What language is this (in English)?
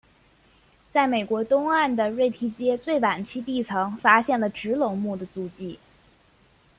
Chinese